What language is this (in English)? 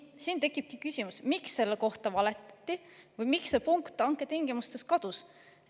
Estonian